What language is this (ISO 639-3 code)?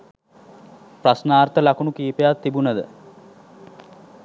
sin